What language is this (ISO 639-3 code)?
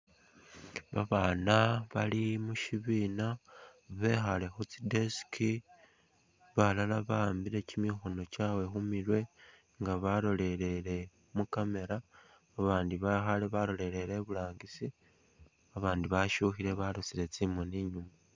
myx